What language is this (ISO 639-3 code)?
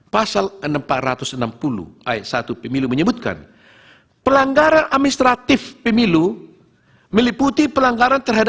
ind